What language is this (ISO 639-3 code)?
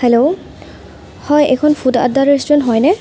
asm